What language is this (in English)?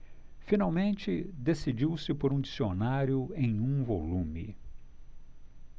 Portuguese